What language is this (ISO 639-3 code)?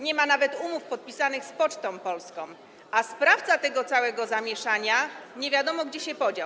pol